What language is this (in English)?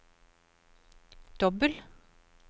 Norwegian